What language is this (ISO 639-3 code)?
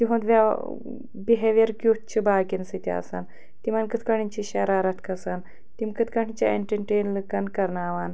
kas